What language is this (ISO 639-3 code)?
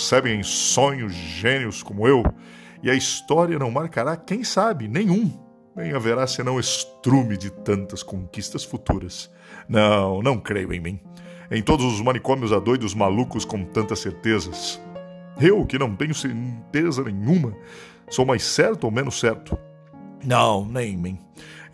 por